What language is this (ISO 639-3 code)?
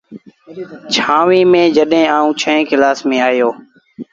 sbn